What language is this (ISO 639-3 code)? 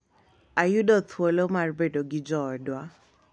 luo